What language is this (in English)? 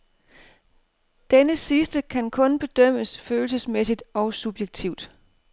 Danish